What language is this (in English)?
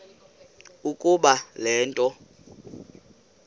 Xhosa